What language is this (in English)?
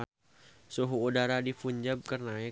Sundanese